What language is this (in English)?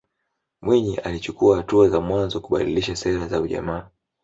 Swahili